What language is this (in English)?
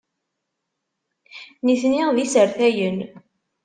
Kabyle